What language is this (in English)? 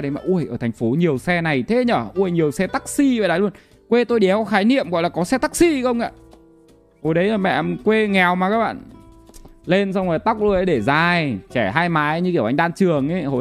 Vietnamese